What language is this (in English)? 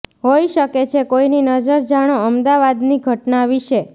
Gujarati